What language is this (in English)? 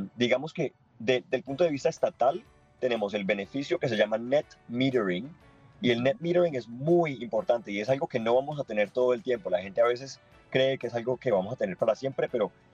Spanish